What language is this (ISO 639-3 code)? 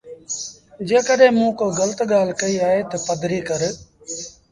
sbn